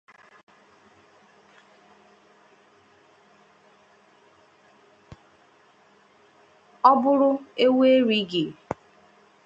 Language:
Igbo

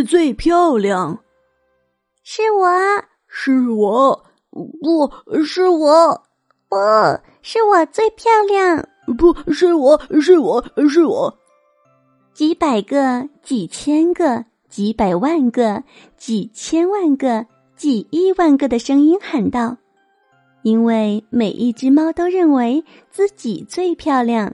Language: Chinese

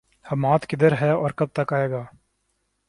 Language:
Urdu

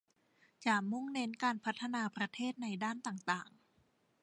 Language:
Thai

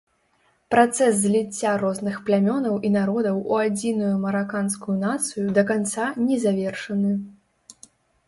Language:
Belarusian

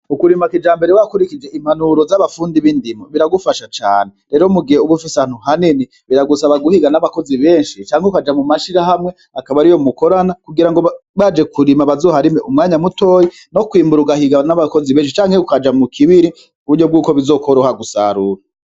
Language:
Rundi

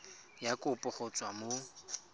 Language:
Tswana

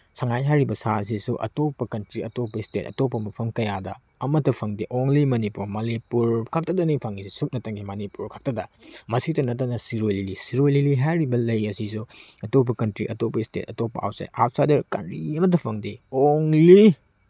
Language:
Manipuri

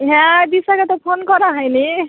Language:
Bangla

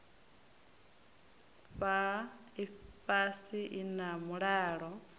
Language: Venda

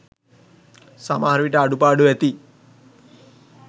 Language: Sinhala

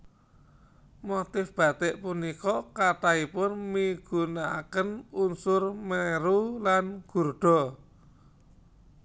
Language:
Javanese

